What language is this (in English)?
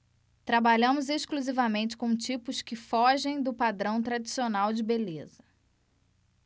Portuguese